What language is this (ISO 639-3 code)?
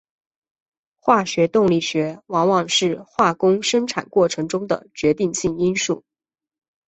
zho